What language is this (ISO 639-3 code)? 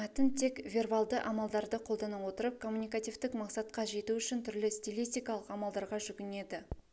kaz